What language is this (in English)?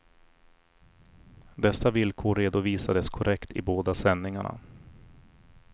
Swedish